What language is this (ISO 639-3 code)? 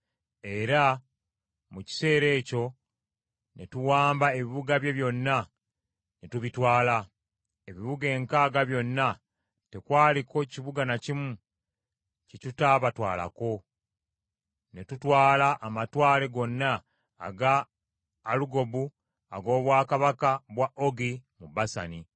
lug